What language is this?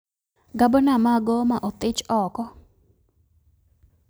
Luo (Kenya and Tanzania)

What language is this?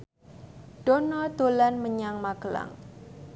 Javanese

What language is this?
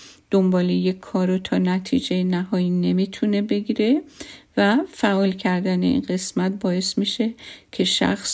Persian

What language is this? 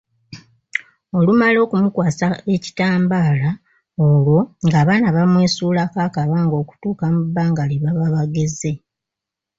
Ganda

